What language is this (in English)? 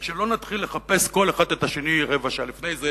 Hebrew